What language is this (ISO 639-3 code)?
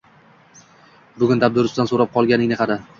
uzb